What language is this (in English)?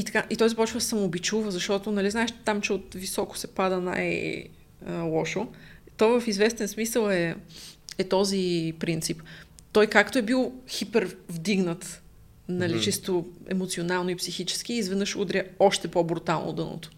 Bulgarian